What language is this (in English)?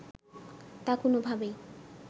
Bangla